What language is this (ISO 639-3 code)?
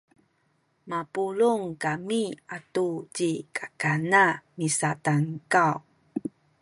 szy